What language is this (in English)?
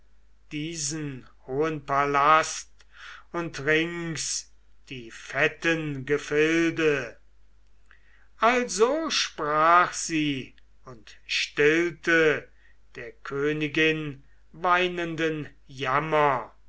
German